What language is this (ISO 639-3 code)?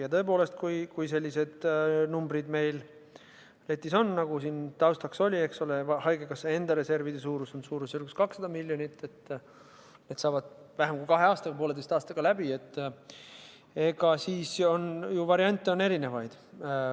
est